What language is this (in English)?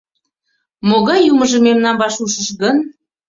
Mari